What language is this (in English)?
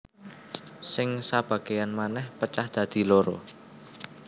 Javanese